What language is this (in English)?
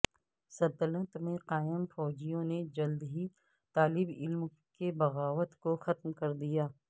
Urdu